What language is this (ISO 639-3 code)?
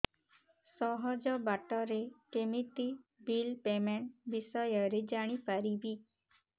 ori